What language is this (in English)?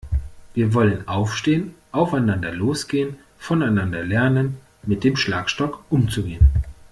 German